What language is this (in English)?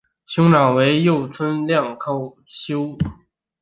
Chinese